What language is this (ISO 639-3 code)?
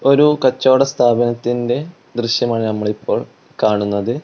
mal